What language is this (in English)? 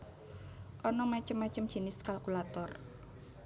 Javanese